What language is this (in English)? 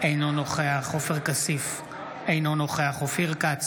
Hebrew